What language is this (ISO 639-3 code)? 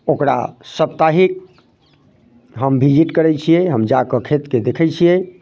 mai